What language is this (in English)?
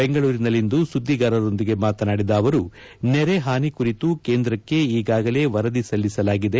Kannada